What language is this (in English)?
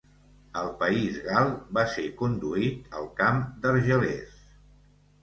Catalan